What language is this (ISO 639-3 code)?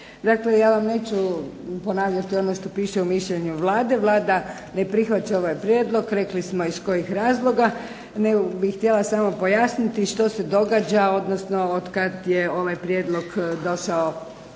hrv